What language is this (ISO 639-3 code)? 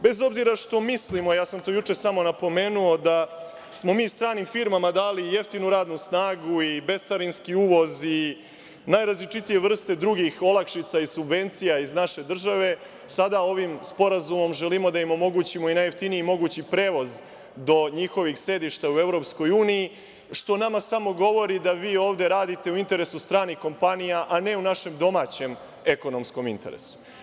srp